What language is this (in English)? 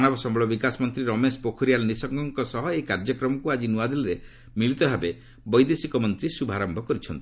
Odia